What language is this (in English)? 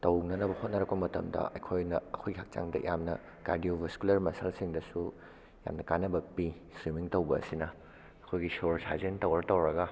Manipuri